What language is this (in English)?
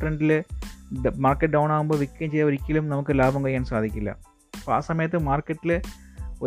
Malayalam